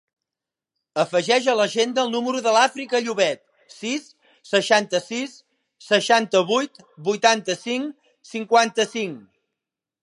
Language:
Catalan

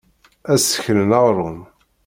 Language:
Kabyle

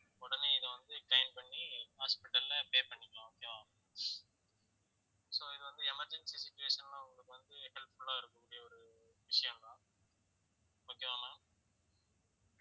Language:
Tamil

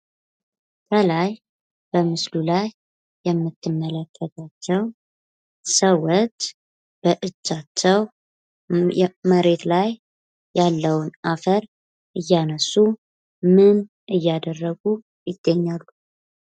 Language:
Amharic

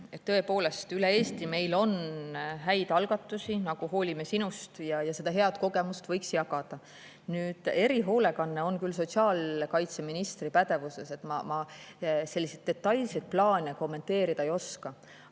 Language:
Estonian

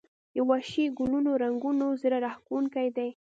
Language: Pashto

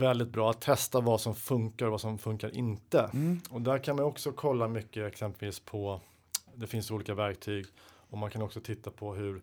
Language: Swedish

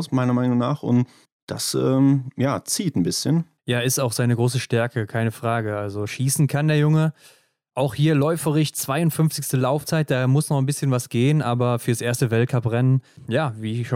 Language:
German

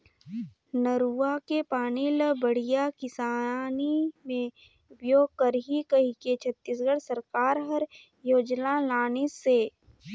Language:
Chhattisgarhi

